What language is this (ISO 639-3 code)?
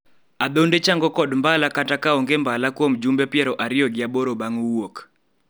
luo